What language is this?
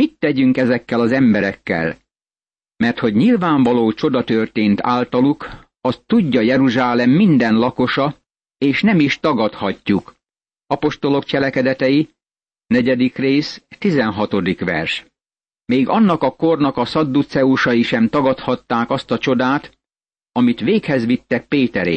Hungarian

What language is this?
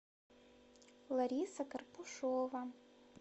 Russian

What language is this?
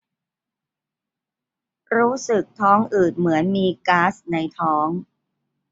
Thai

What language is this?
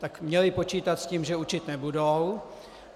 Czech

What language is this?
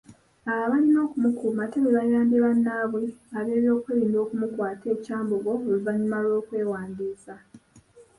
Ganda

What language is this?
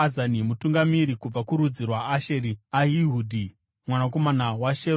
Shona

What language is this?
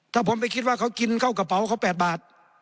Thai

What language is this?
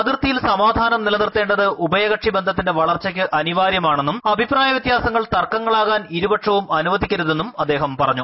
Malayalam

